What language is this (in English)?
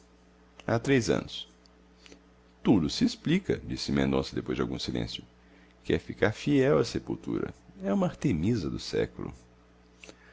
Portuguese